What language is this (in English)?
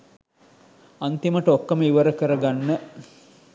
Sinhala